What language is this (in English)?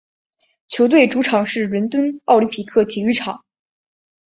Chinese